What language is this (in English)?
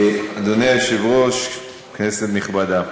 Hebrew